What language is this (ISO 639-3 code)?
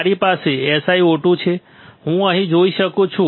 guj